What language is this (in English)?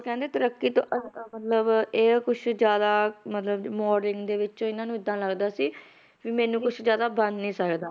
Punjabi